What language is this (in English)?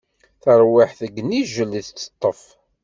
Kabyle